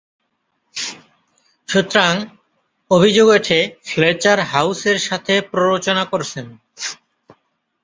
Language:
Bangla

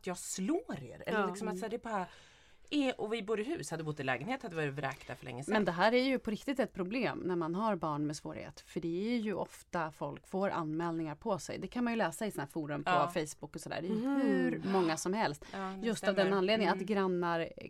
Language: Swedish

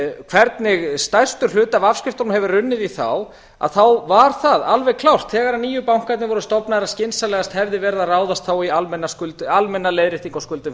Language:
Icelandic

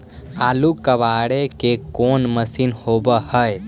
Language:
Magahi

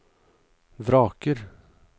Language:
Norwegian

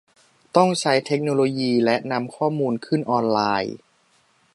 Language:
Thai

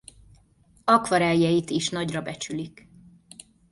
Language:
Hungarian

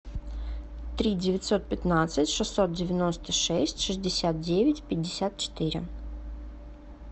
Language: Russian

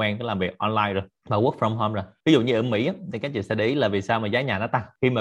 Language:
Vietnamese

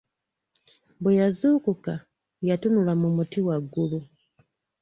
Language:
Ganda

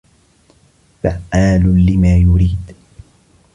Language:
Arabic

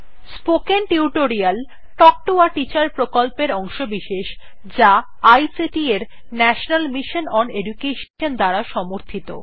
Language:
Bangla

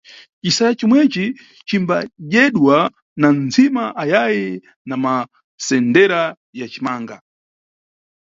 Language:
Nyungwe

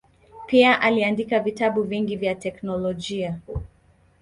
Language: Swahili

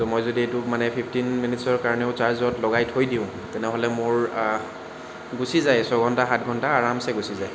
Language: Assamese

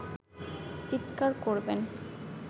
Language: Bangla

